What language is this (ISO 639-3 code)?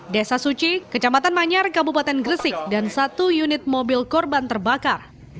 ind